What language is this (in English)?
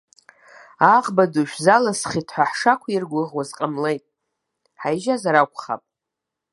Abkhazian